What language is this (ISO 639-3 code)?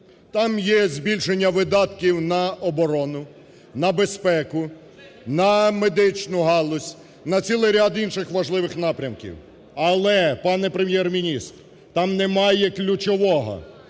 ukr